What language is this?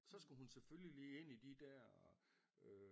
Danish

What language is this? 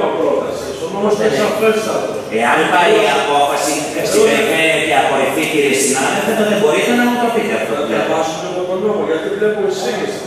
Greek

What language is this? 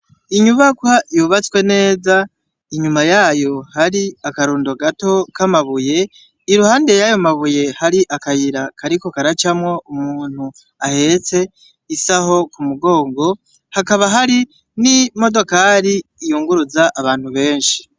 Rundi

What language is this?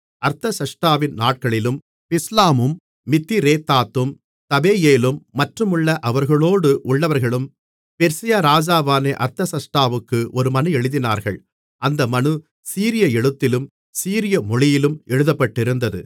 Tamil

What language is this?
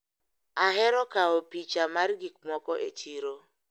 Luo (Kenya and Tanzania)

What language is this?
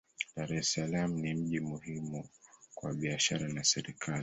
Swahili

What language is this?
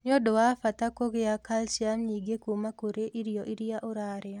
Kikuyu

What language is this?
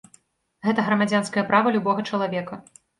Belarusian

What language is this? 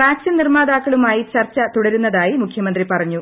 Malayalam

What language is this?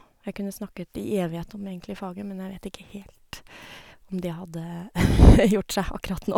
Norwegian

